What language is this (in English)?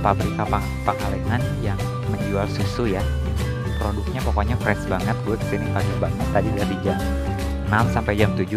Indonesian